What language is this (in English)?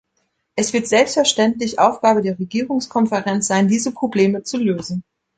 German